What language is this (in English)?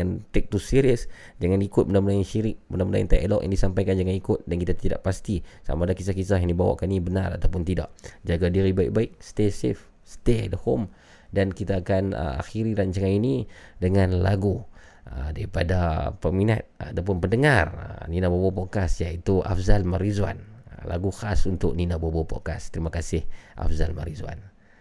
Malay